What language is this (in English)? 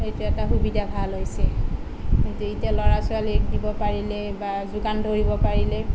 Assamese